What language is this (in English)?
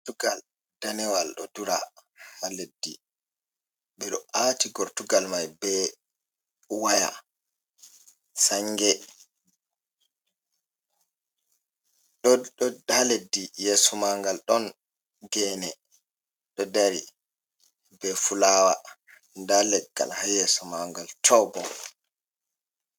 Fula